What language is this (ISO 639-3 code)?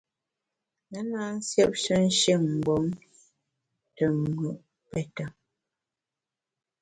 bax